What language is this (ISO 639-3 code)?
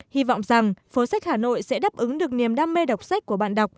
vie